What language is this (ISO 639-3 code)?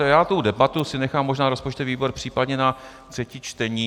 ces